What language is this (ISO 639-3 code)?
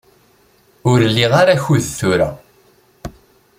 kab